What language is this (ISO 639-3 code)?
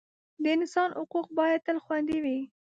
pus